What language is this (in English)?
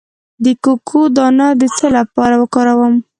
Pashto